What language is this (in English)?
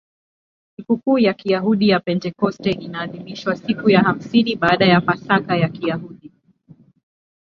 Swahili